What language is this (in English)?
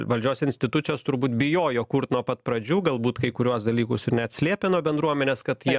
Lithuanian